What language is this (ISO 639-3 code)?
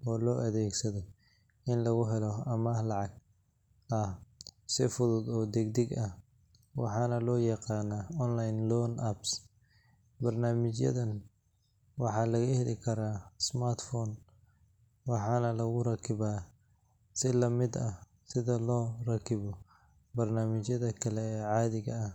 som